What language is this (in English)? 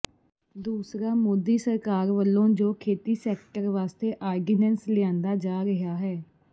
Punjabi